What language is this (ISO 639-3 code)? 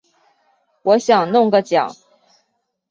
zho